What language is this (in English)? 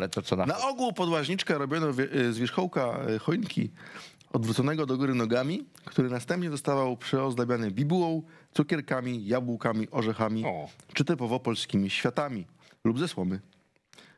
Polish